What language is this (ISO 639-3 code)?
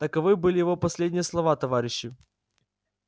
rus